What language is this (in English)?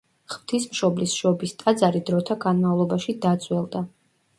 Georgian